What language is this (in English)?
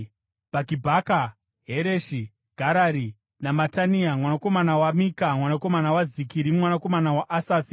Shona